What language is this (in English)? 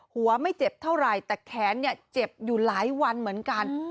Thai